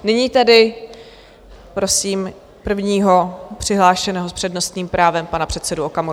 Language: Czech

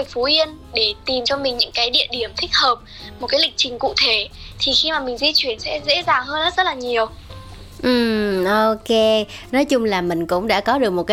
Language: Vietnamese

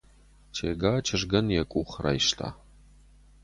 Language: Ossetic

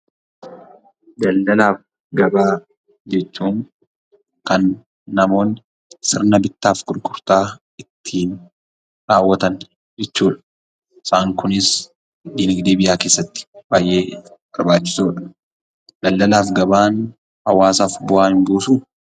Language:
Oromo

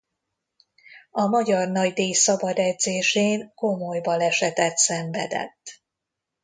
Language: Hungarian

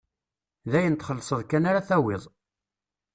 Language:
Kabyle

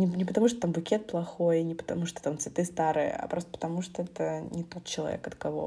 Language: Russian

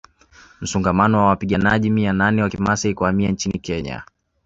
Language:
Swahili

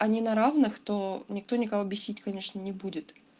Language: Russian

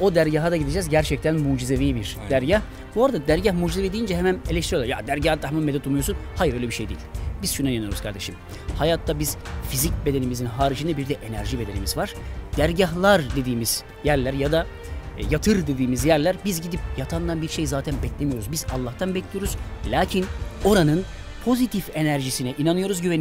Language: Turkish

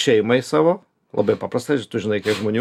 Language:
Lithuanian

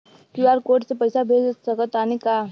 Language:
Bhojpuri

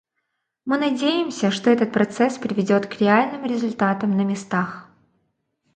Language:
Russian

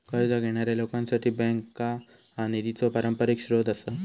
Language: Marathi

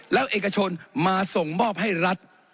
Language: Thai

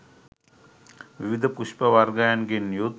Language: Sinhala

